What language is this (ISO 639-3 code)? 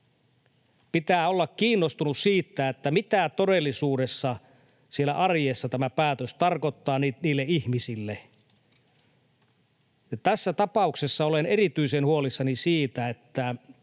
fin